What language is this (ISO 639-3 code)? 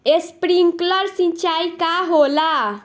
bho